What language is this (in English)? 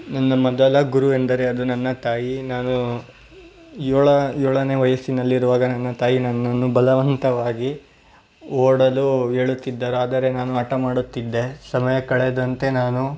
Kannada